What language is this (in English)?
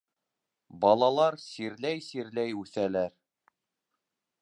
Bashkir